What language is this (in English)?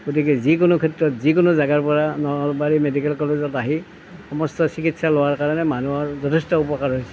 Assamese